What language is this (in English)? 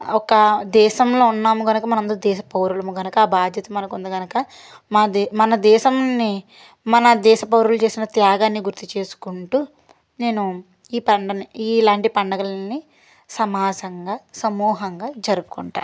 Telugu